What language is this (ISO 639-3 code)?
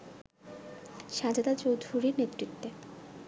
ben